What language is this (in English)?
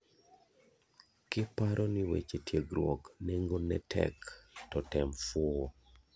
Luo (Kenya and Tanzania)